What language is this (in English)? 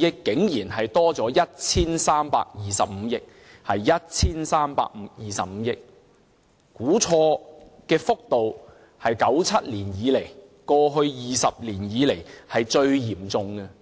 Cantonese